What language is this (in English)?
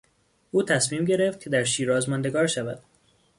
Persian